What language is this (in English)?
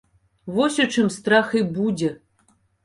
Belarusian